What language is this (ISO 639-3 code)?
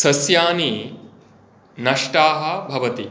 san